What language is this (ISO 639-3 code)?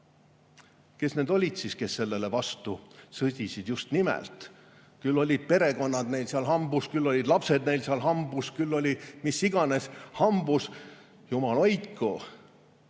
est